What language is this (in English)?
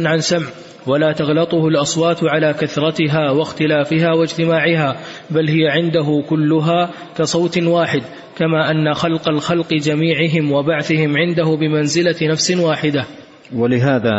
Arabic